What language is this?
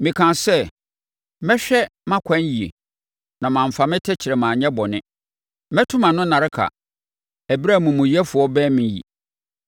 Akan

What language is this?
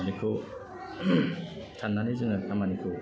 Bodo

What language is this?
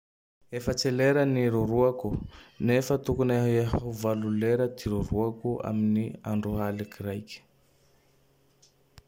Tandroy-Mahafaly Malagasy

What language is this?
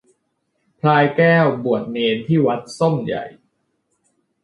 Thai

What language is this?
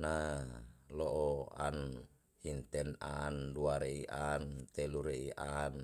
Yalahatan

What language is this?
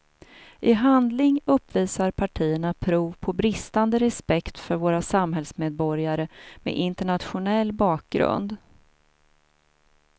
Swedish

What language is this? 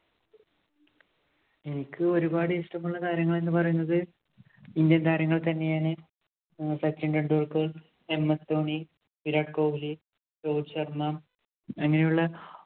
Malayalam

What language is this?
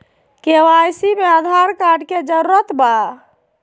Magahi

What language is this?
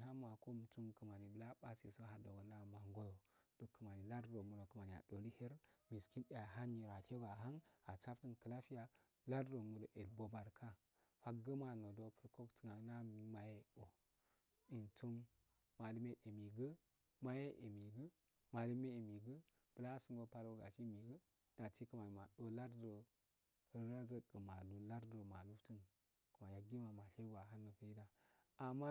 Afade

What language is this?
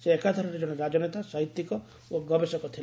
Odia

